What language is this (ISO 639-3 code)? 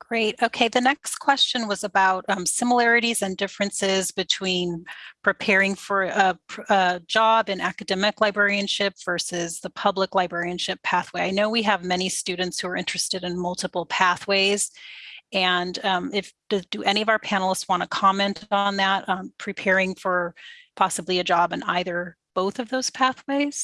eng